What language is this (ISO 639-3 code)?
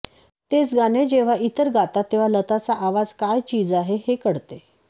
mar